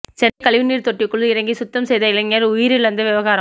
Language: Tamil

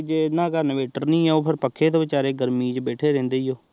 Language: Punjabi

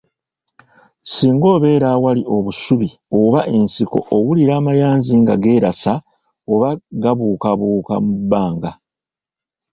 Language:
Ganda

